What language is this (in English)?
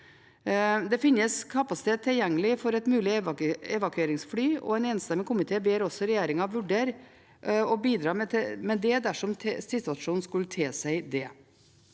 Norwegian